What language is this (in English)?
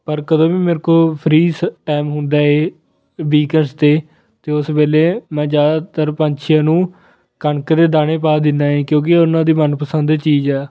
Punjabi